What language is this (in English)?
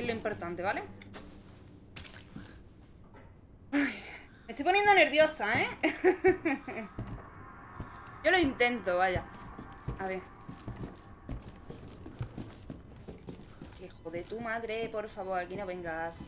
Spanish